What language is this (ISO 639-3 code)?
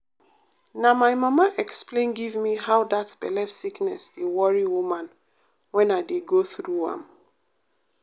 pcm